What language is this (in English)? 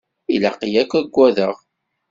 Kabyle